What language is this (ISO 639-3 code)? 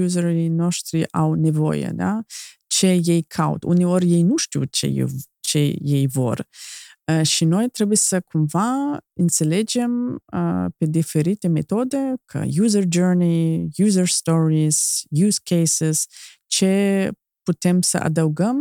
ron